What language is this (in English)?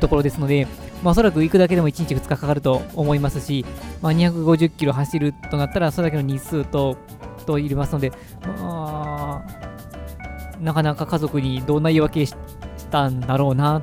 Japanese